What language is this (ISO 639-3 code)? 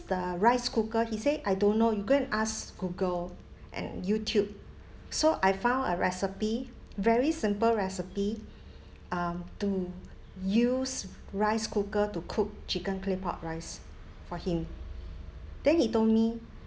eng